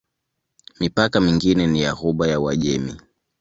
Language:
Swahili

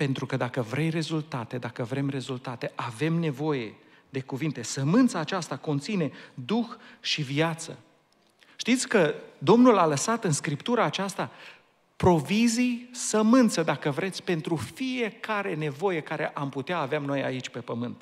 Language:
Romanian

